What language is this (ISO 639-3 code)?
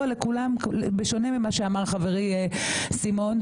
heb